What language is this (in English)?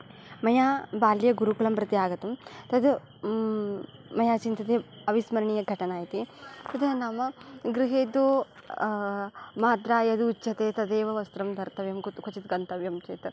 Sanskrit